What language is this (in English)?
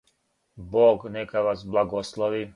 Serbian